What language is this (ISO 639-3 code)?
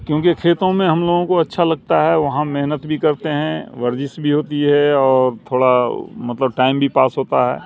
urd